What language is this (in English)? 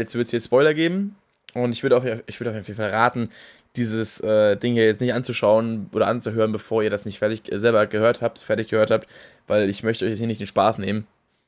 German